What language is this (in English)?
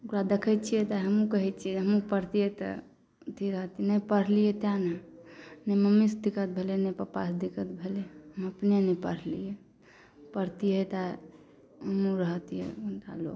Maithili